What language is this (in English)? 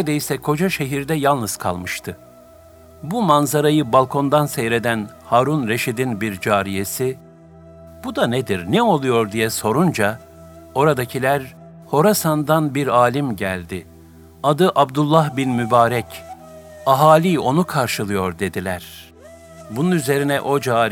Turkish